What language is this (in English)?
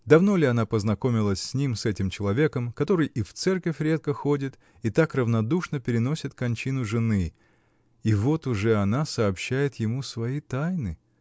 Russian